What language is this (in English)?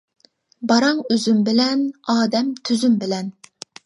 Uyghur